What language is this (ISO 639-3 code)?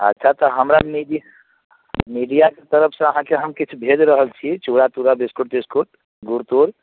mai